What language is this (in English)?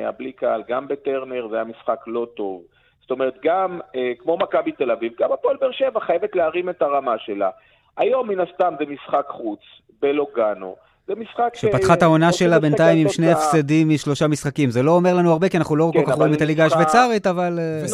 Hebrew